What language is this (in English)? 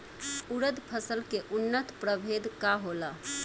Bhojpuri